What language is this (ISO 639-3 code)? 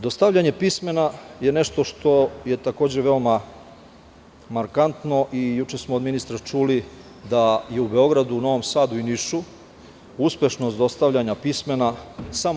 srp